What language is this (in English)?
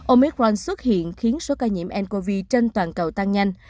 Vietnamese